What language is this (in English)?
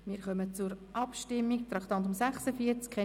Swiss German